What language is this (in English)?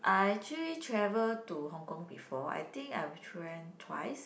English